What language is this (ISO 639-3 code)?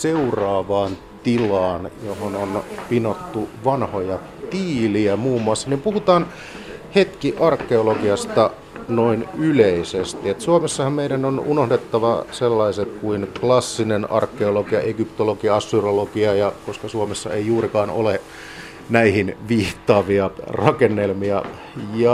fin